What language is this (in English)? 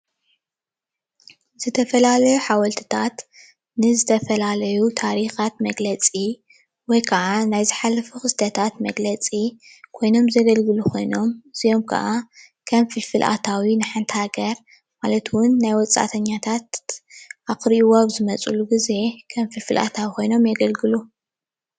Tigrinya